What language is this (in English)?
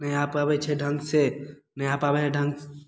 Maithili